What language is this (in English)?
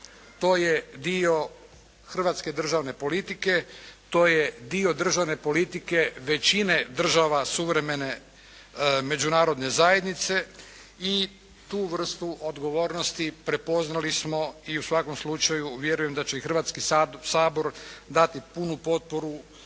Croatian